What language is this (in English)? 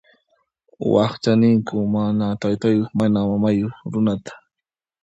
Puno Quechua